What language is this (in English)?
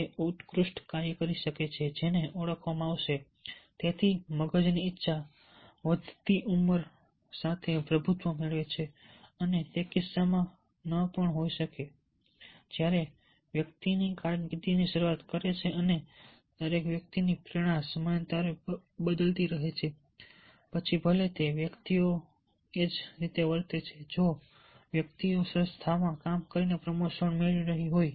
Gujarati